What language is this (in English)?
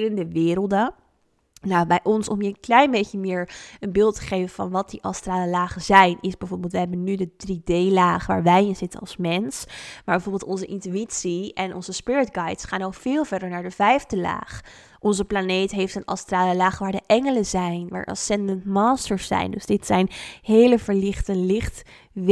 Dutch